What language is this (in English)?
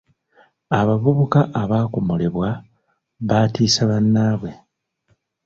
Ganda